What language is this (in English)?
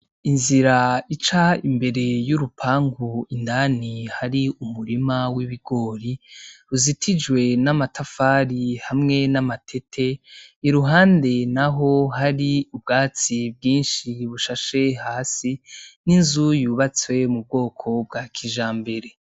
Rundi